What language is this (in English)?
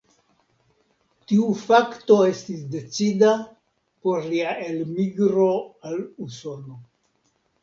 Esperanto